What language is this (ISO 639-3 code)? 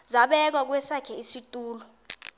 xho